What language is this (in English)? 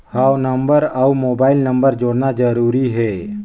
Chhattisgarhi